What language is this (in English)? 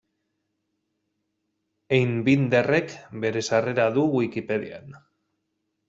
Basque